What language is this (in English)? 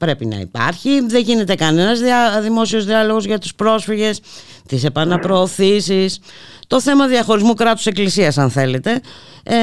Greek